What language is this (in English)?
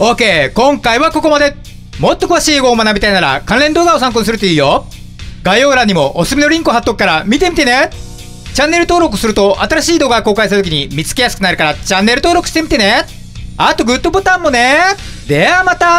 Japanese